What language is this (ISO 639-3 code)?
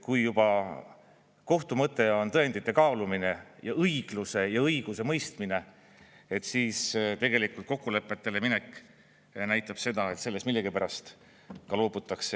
est